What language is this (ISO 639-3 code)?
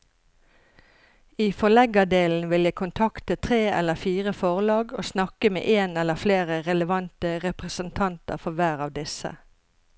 nor